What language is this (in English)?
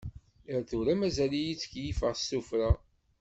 Kabyle